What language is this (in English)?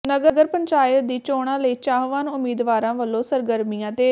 Punjabi